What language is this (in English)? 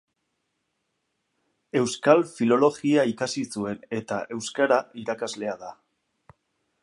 Basque